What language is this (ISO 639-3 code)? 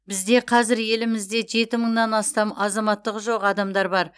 kaz